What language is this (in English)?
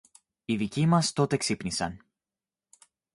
Greek